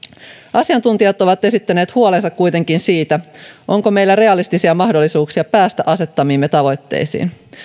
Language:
Finnish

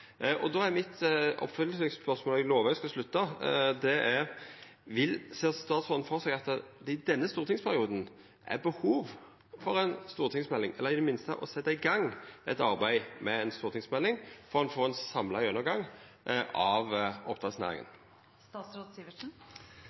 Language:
Norwegian Nynorsk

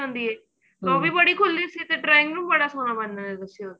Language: Punjabi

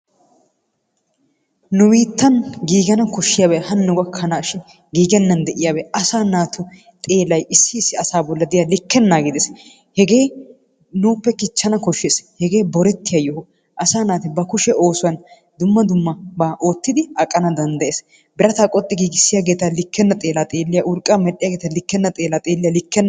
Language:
Wolaytta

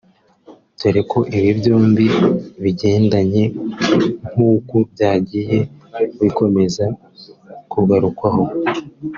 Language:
Kinyarwanda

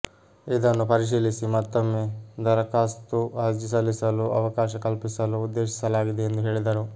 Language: Kannada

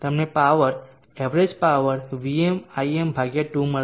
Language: Gujarati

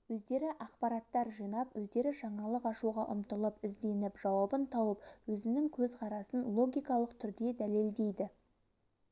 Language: Kazakh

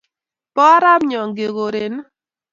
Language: Kalenjin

